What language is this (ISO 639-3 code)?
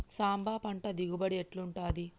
tel